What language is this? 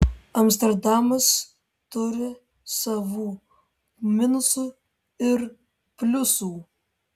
Lithuanian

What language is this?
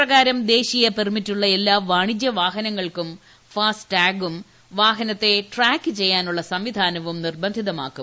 Malayalam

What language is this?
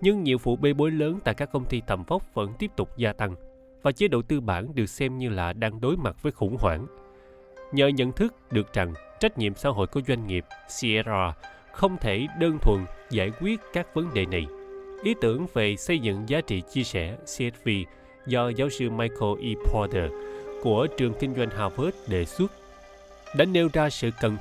Vietnamese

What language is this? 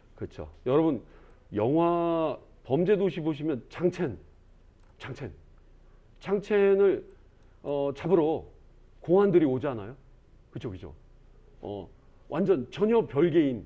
Korean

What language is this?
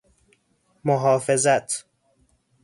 Persian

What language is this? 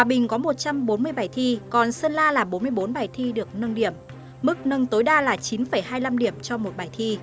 Vietnamese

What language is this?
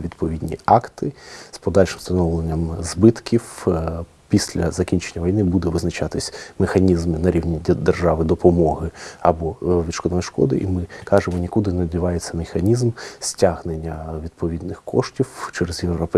Ukrainian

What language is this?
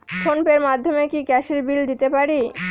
Bangla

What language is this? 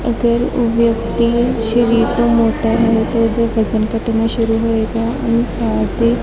Punjabi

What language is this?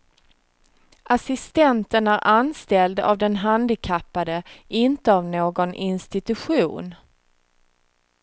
Swedish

